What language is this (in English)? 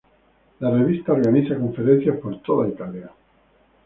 Spanish